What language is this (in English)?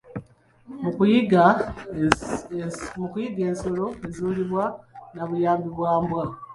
Ganda